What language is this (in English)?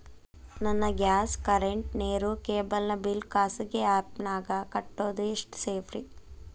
Kannada